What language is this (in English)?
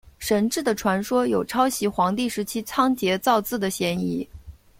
Chinese